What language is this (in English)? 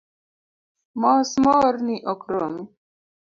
Luo (Kenya and Tanzania)